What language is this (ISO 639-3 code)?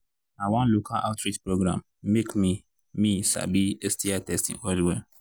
pcm